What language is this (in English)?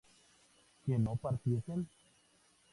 Spanish